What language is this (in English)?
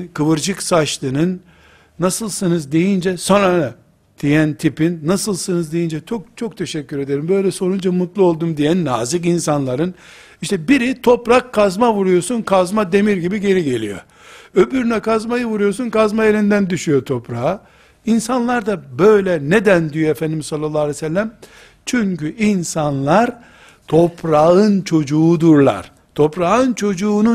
Turkish